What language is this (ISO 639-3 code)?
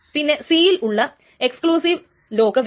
mal